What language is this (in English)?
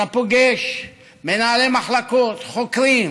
Hebrew